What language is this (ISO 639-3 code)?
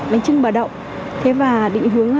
vie